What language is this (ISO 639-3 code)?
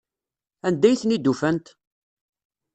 kab